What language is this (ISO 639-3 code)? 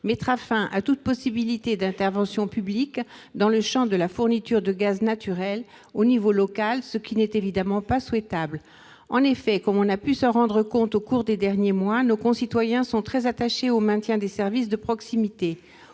fra